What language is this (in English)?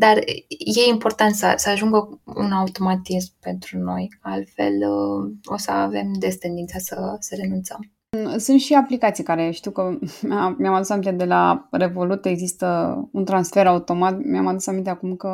Romanian